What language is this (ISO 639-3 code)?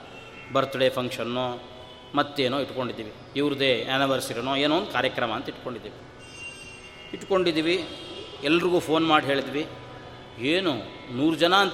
kan